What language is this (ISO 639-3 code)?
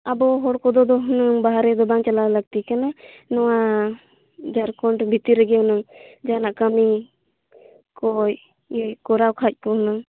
sat